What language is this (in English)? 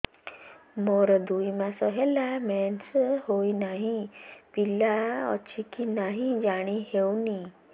Odia